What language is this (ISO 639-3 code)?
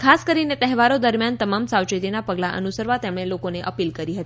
guj